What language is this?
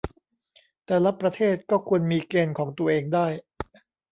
Thai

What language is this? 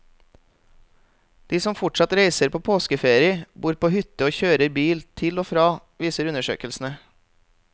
Norwegian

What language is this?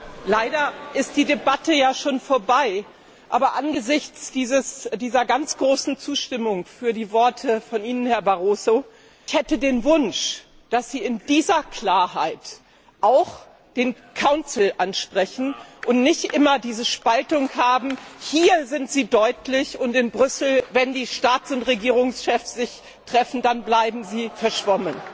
German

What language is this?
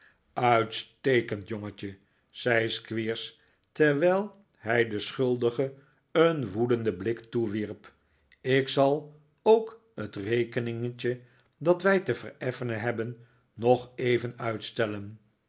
Dutch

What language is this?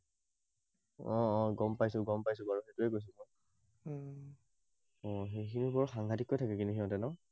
Assamese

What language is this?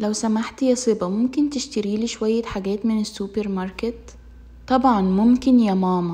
Arabic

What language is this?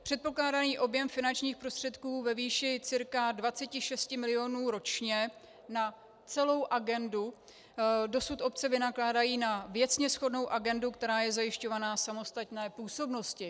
Czech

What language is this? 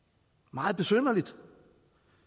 Danish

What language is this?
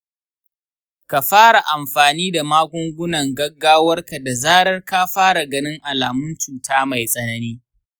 Hausa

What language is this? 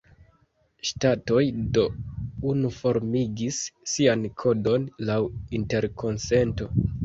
Esperanto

